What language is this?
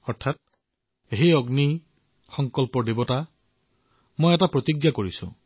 Assamese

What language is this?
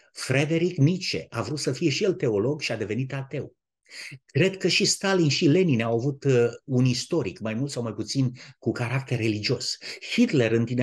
Romanian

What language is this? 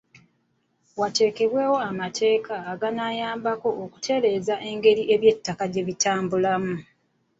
Ganda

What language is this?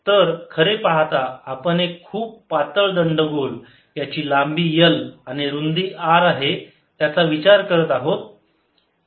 Marathi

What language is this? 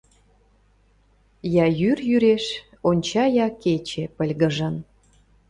Mari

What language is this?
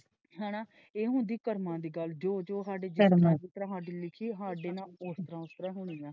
Punjabi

